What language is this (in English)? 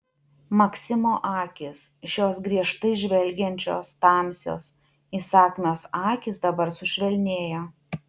Lithuanian